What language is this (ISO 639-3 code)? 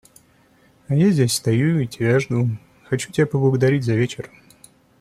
rus